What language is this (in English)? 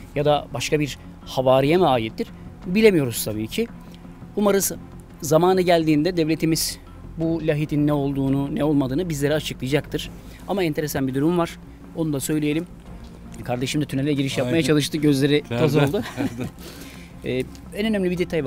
Turkish